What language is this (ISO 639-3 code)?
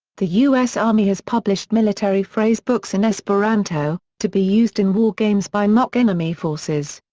eng